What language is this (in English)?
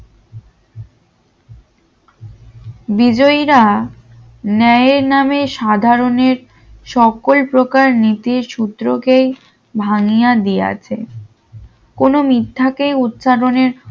Bangla